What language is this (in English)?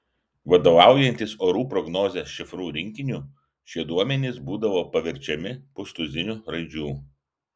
Lithuanian